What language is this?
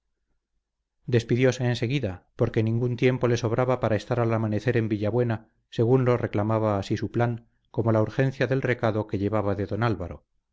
Spanish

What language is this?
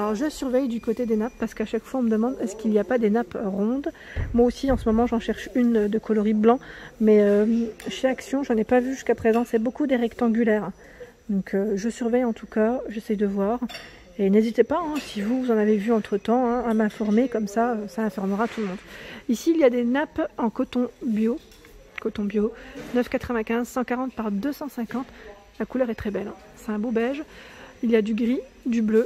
French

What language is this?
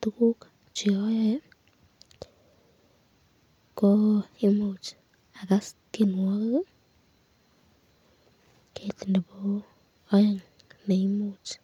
Kalenjin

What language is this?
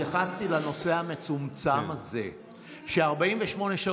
Hebrew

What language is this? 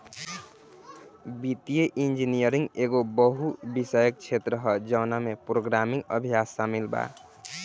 Bhojpuri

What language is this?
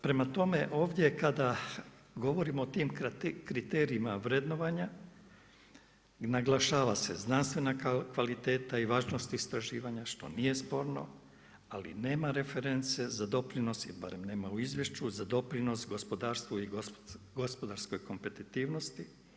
Croatian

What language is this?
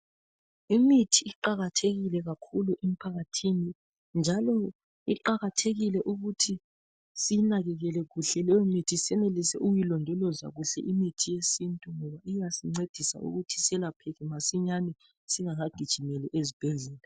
North Ndebele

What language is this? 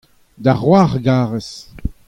Breton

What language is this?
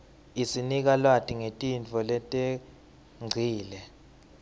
Swati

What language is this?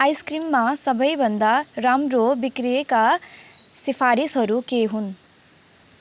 Nepali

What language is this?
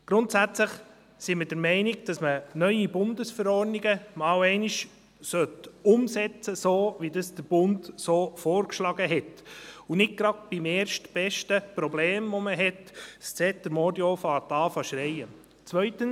Swiss German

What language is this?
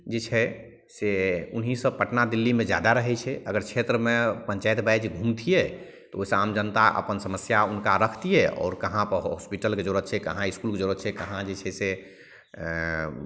Maithili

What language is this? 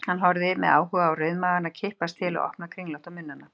Icelandic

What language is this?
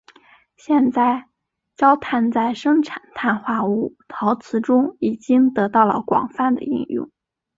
Chinese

